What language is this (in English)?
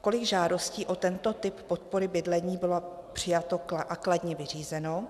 Czech